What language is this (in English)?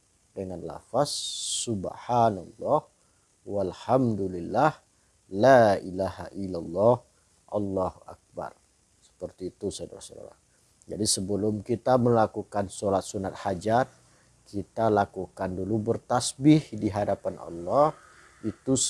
Indonesian